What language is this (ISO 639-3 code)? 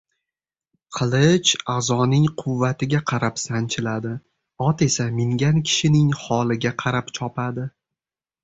uzb